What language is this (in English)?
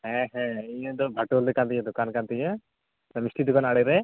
Santali